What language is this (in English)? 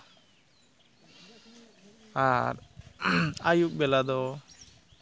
Santali